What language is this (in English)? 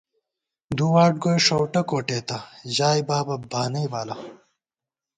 Gawar-Bati